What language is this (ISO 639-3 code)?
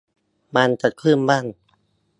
tha